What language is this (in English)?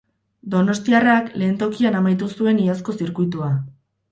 Basque